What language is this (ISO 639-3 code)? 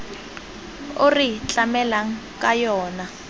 tsn